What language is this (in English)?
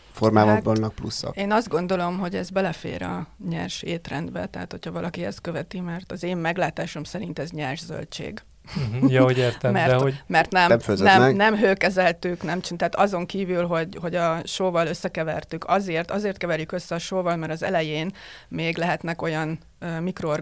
Hungarian